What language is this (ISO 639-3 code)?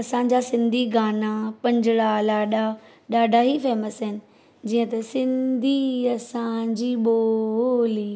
snd